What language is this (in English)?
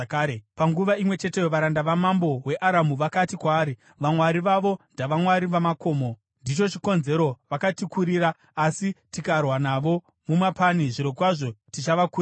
Shona